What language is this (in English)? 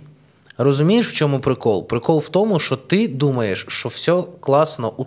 Ukrainian